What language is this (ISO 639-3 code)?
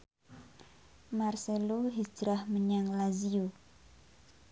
jav